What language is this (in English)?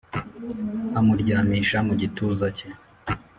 Kinyarwanda